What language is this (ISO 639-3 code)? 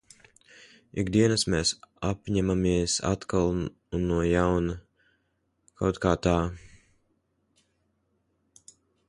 lav